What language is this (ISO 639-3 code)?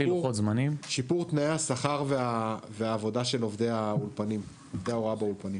heb